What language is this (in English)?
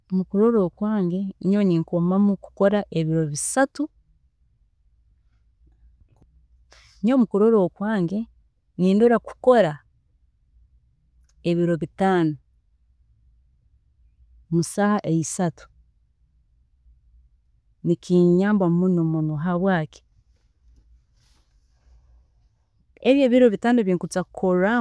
Tooro